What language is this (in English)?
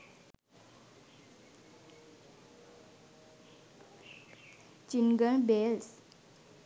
Sinhala